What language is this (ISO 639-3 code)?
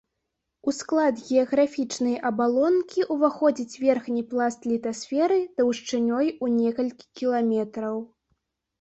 bel